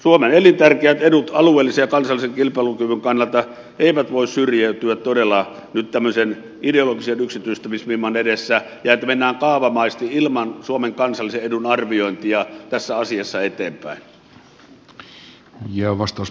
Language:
Finnish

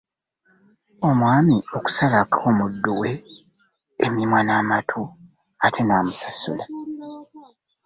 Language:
Ganda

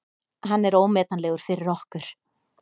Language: Icelandic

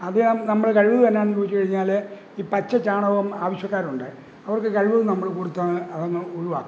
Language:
Malayalam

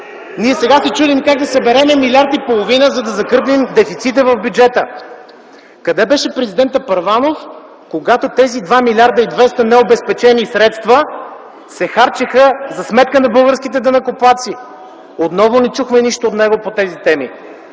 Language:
Bulgarian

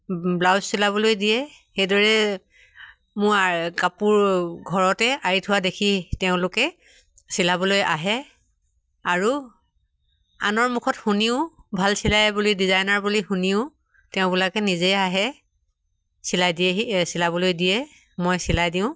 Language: Assamese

